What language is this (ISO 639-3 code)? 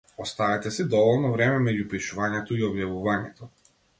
mkd